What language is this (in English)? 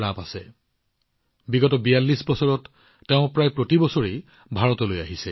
Assamese